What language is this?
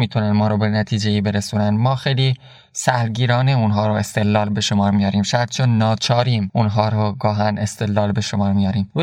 Persian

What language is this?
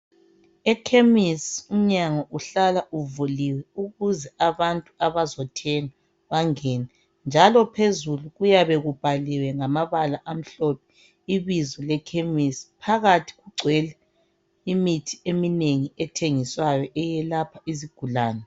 North Ndebele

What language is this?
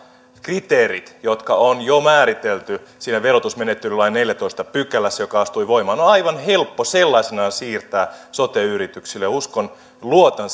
Finnish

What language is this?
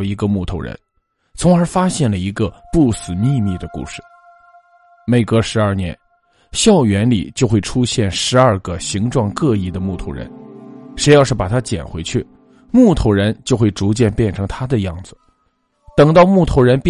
Chinese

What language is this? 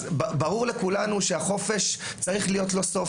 Hebrew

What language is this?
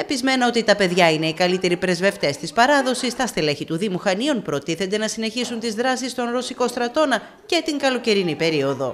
Greek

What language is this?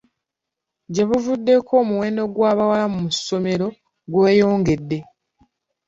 Ganda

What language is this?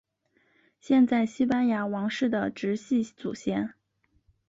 Chinese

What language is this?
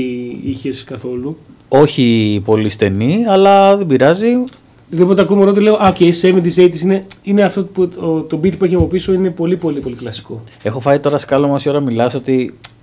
Greek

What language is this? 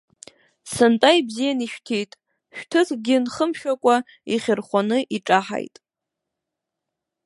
Abkhazian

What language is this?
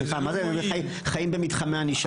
Hebrew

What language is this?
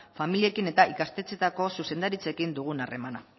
Basque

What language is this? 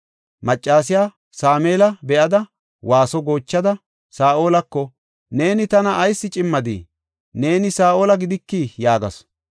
Gofa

